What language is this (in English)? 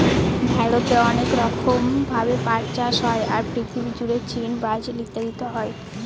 Bangla